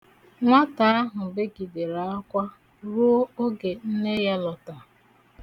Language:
Igbo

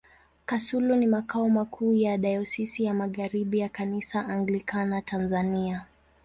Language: Swahili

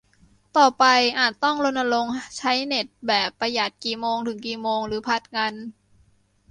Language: Thai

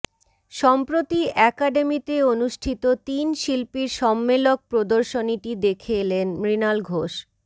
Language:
Bangla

